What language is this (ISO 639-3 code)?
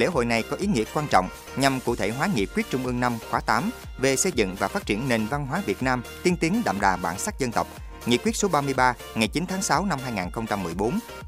vie